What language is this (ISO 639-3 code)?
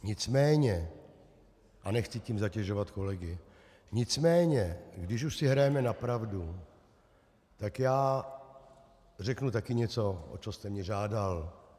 ces